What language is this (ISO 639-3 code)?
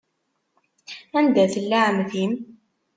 kab